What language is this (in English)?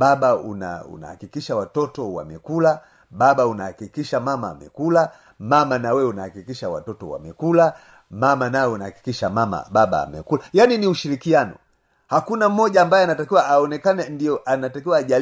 Swahili